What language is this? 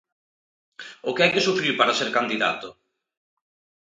Galician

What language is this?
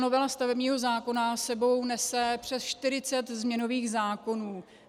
Czech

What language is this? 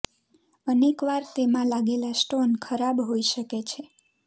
Gujarati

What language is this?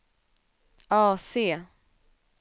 Swedish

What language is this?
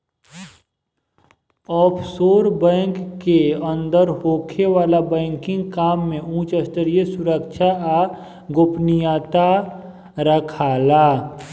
Bhojpuri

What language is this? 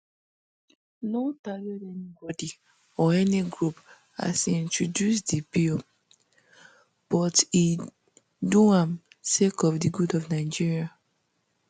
Nigerian Pidgin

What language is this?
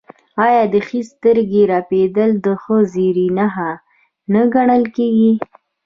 Pashto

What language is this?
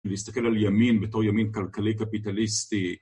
Hebrew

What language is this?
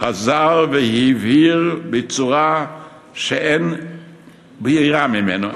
Hebrew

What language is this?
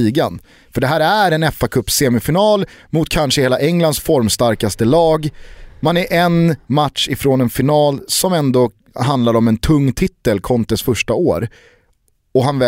Swedish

